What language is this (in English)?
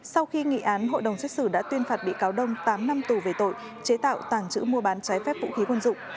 Vietnamese